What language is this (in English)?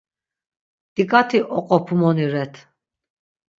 Laz